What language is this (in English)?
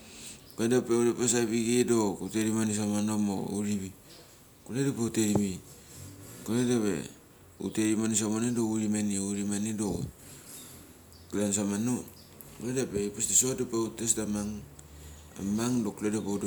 Mali